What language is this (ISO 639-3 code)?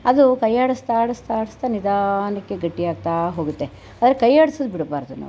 kan